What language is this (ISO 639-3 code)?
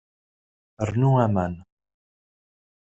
kab